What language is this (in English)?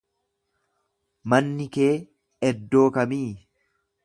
Oromo